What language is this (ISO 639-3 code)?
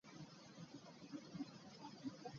lug